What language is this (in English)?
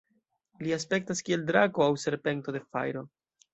Esperanto